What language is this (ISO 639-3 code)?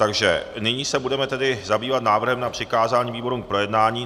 ces